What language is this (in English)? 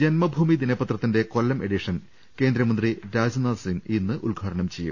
Malayalam